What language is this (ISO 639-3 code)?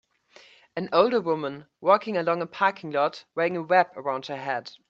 eng